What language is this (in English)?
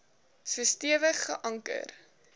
Afrikaans